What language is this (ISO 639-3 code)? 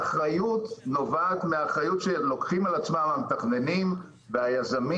heb